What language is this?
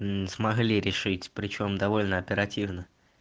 Russian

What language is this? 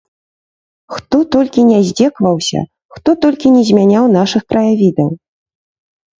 Belarusian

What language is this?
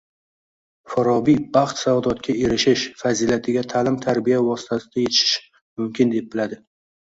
Uzbek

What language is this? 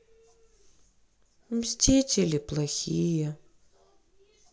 Russian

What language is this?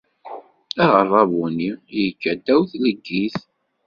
Kabyle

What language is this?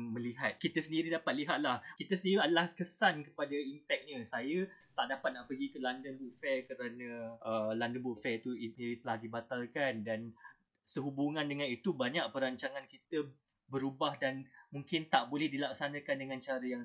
Malay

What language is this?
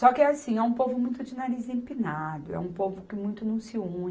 Portuguese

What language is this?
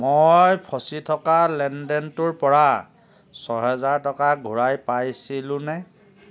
Assamese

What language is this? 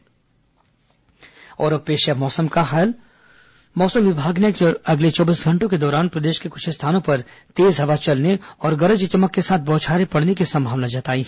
Hindi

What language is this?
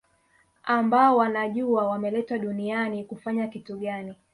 Swahili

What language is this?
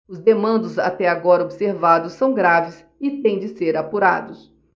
Portuguese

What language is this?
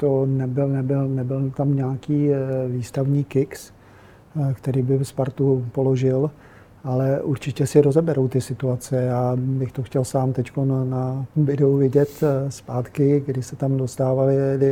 Czech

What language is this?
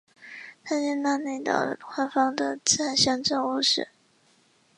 Chinese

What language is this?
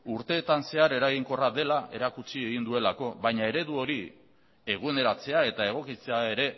Basque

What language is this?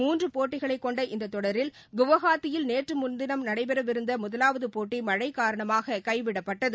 Tamil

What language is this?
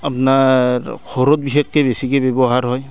Assamese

